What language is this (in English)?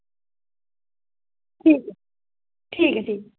Dogri